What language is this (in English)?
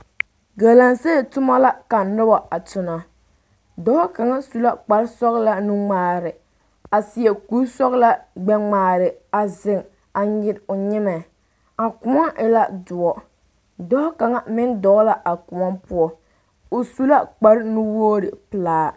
Southern Dagaare